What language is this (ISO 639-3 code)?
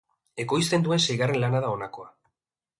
eus